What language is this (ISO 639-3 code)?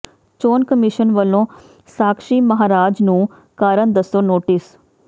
pan